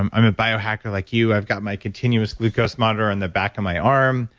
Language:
English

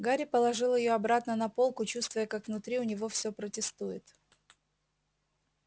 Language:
Russian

